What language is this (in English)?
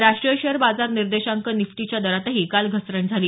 Marathi